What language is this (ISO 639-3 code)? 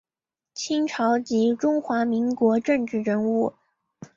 zho